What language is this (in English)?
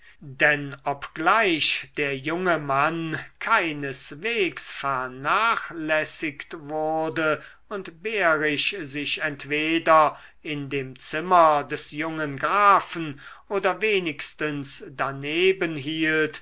German